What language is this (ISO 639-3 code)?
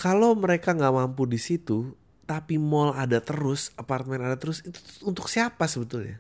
ind